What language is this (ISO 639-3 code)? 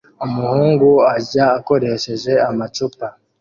kin